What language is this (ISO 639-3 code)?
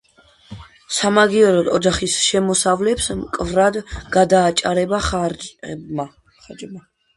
kat